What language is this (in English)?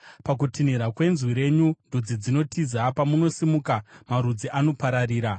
Shona